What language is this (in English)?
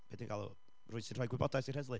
Welsh